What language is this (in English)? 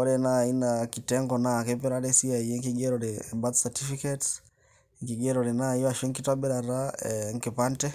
Masai